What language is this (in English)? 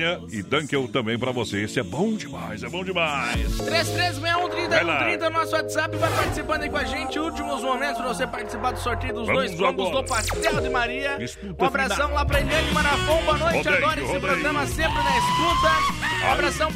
Portuguese